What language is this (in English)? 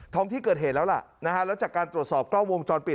Thai